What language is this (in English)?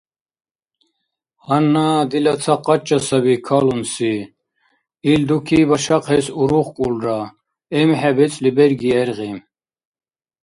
Dargwa